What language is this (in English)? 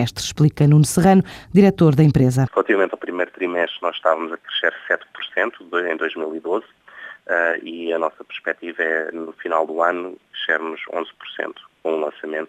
Portuguese